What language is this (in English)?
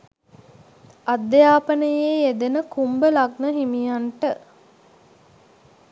Sinhala